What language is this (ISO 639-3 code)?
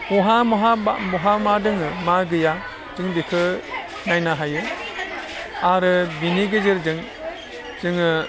brx